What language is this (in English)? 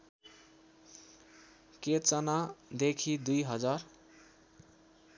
Nepali